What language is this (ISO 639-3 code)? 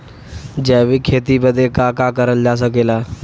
bho